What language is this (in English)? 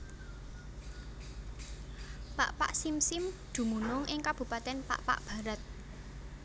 Javanese